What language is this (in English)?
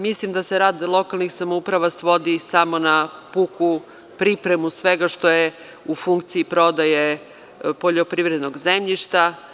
Serbian